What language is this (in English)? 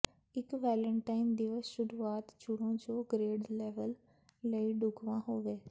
Punjabi